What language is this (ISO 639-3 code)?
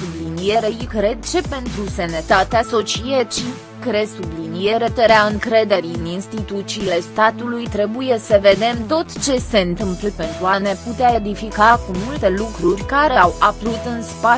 ron